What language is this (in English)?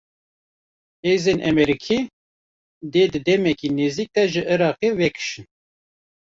Kurdish